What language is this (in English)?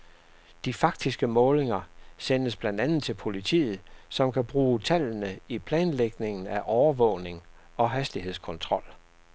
Danish